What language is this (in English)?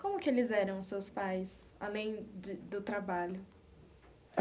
Portuguese